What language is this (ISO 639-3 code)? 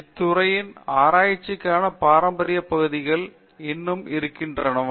tam